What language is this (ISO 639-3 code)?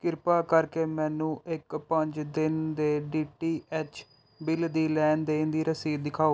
pan